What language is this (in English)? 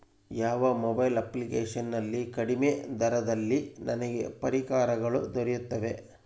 Kannada